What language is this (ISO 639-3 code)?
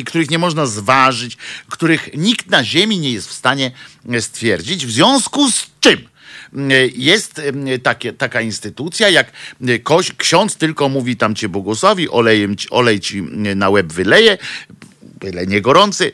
pol